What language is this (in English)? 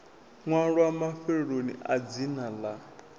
Venda